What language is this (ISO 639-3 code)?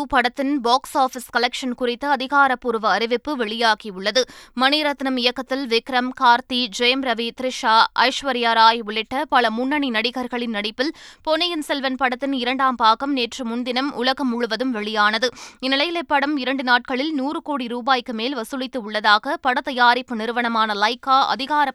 tam